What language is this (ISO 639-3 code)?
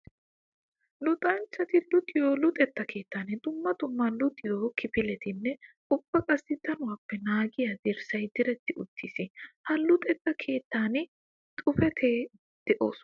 wal